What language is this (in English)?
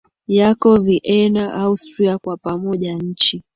Swahili